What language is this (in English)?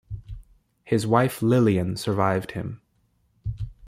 English